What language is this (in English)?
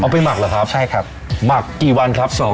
Thai